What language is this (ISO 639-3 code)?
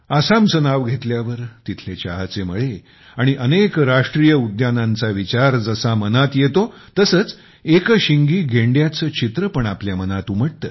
mar